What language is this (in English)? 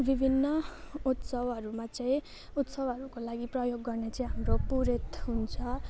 Nepali